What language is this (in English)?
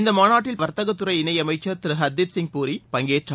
Tamil